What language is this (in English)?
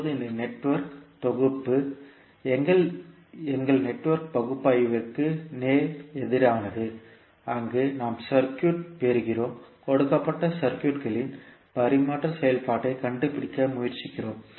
Tamil